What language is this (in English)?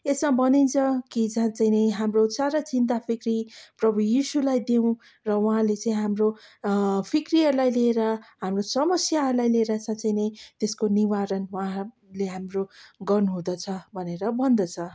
Nepali